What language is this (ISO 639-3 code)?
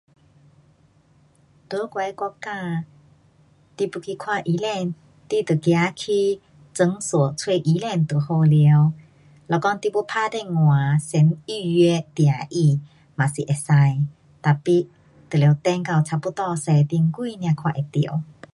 cpx